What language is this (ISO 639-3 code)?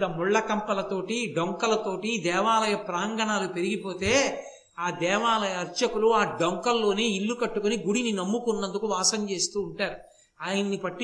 tel